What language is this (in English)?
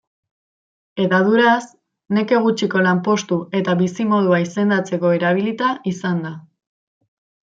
Basque